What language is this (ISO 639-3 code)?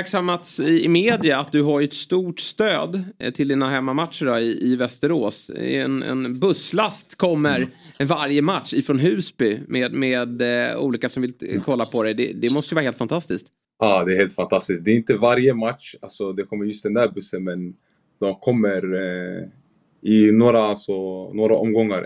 swe